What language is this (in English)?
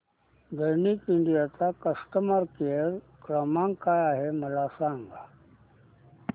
Marathi